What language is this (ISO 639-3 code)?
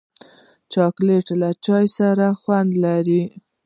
pus